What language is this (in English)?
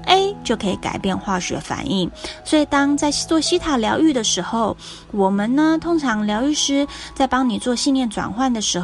Chinese